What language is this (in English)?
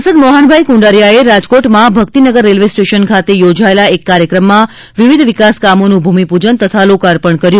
Gujarati